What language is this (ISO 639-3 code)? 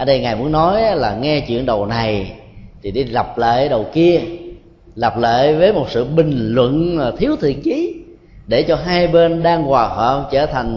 vie